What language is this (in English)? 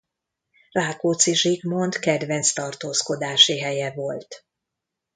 Hungarian